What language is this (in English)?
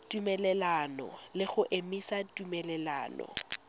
Tswana